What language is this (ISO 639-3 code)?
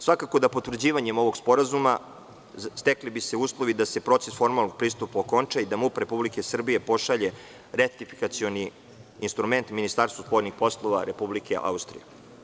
srp